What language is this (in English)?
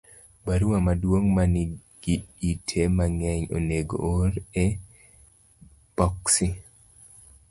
Luo (Kenya and Tanzania)